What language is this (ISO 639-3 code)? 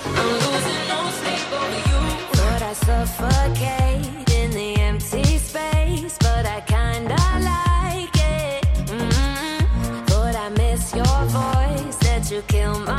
slk